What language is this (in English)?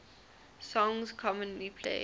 English